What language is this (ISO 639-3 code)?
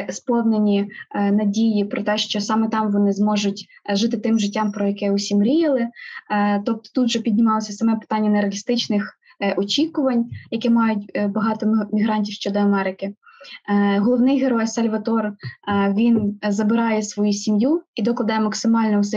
ukr